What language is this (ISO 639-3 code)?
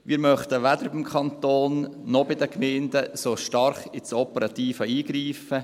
gsw